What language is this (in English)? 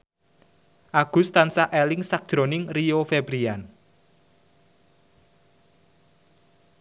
Javanese